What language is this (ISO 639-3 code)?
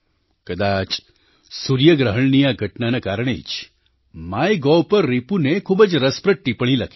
guj